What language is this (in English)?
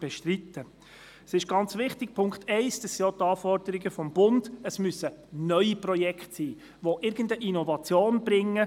Swiss German